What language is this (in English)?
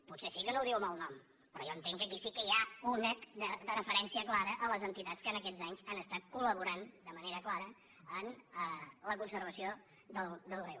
Catalan